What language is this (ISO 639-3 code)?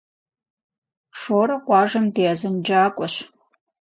kbd